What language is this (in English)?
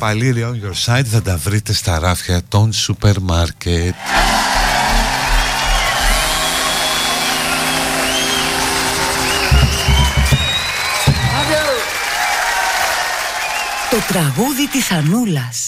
Greek